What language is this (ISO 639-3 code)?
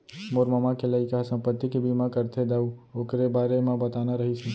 hne